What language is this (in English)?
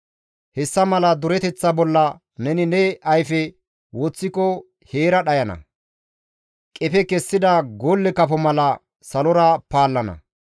Gamo